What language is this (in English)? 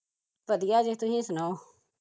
Punjabi